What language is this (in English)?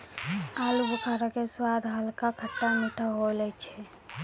Maithili